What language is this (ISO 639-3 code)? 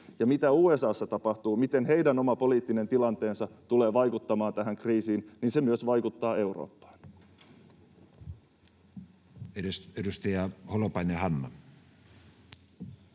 fin